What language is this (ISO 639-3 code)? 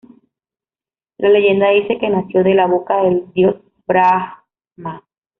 spa